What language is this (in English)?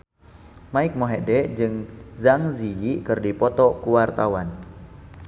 Sundanese